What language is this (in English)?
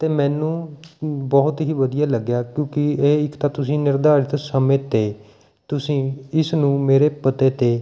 Punjabi